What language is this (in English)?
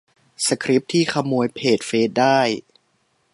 Thai